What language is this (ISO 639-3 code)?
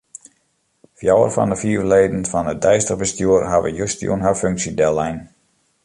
fry